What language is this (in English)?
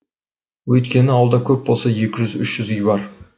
Kazakh